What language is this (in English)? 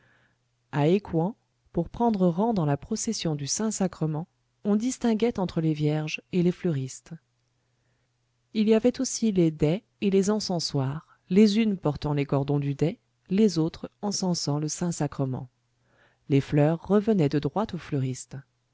French